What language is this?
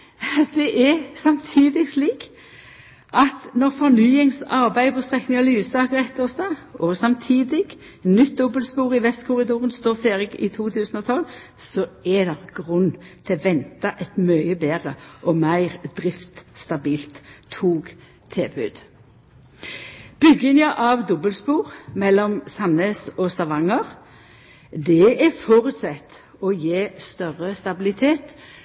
Norwegian Nynorsk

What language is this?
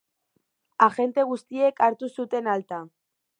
Basque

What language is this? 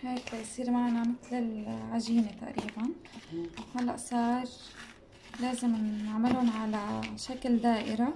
Arabic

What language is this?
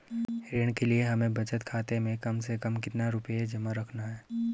Hindi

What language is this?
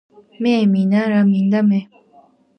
Georgian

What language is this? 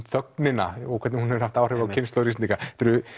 Icelandic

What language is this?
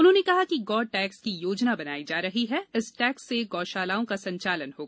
Hindi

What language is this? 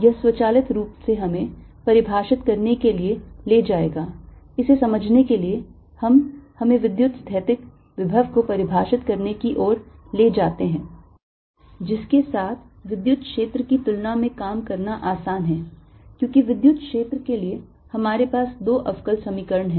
Hindi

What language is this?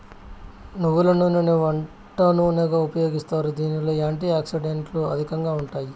Telugu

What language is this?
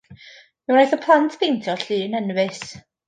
Welsh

